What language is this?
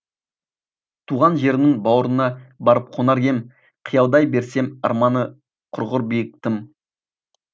Kazakh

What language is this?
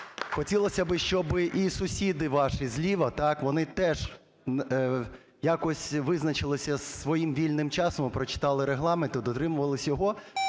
Ukrainian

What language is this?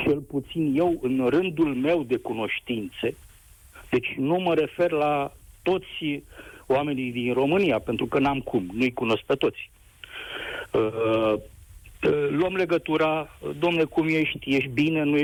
Romanian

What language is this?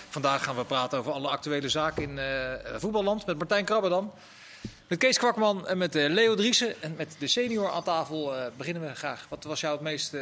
Dutch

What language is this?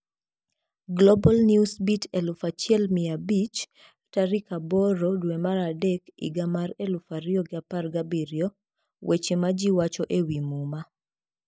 Luo (Kenya and Tanzania)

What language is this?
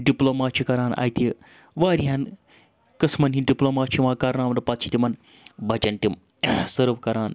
Kashmiri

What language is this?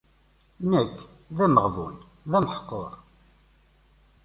Kabyle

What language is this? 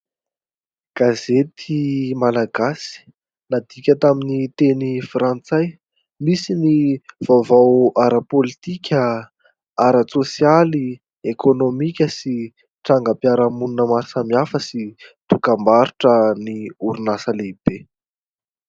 Malagasy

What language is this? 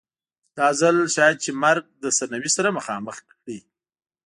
Pashto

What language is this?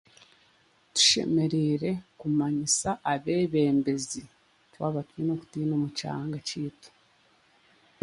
Chiga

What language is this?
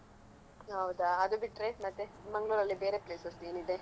Kannada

